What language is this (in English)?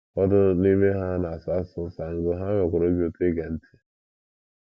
Igbo